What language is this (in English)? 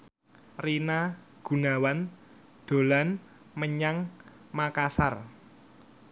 Javanese